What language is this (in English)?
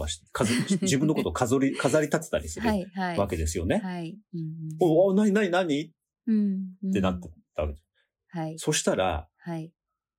Japanese